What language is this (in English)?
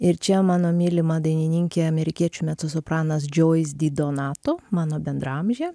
Lithuanian